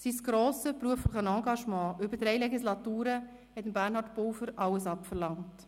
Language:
Swiss German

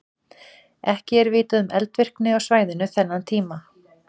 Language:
Icelandic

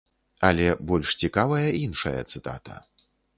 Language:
Belarusian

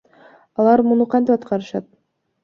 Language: Kyrgyz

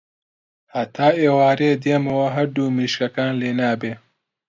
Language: Central Kurdish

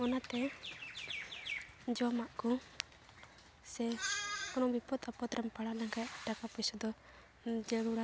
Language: Santali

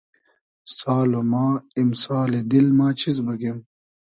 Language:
Hazaragi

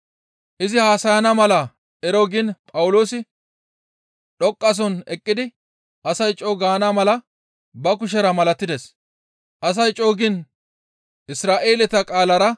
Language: Gamo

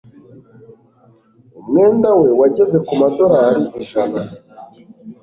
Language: Kinyarwanda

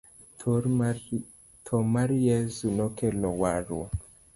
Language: Luo (Kenya and Tanzania)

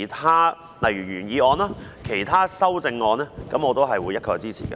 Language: Cantonese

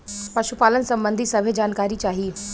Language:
Bhojpuri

